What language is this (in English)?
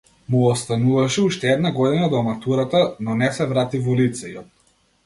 Macedonian